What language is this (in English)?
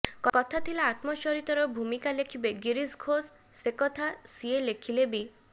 Odia